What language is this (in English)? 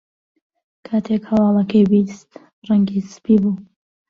Central Kurdish